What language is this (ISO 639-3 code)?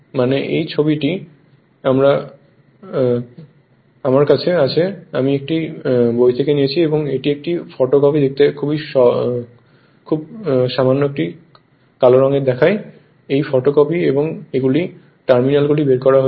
ben